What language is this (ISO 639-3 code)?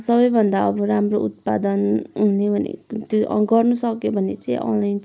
nep